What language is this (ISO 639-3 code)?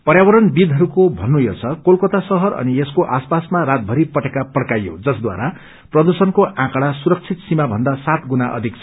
nep